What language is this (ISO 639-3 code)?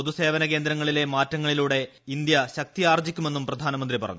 mal